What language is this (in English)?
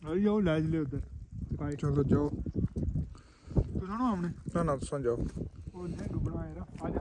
Thai